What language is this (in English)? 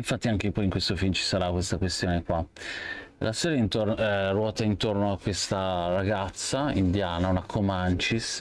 Italian